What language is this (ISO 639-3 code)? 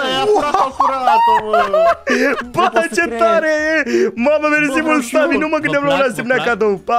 ron